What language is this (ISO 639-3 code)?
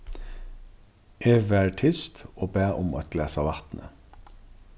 fao